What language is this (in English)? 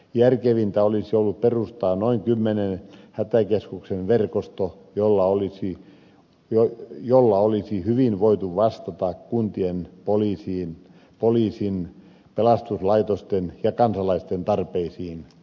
Finnish